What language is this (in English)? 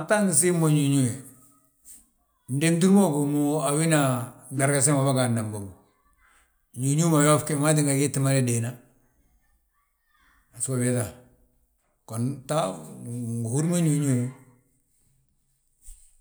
Balanta-Ganja